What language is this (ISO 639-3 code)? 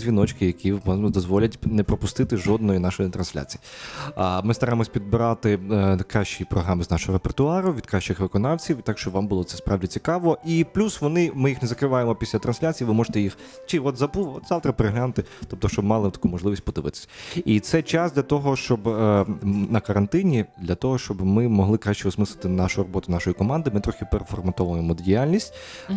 ukr